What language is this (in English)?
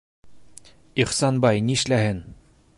Bashkir